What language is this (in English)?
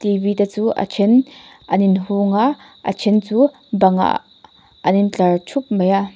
Mizo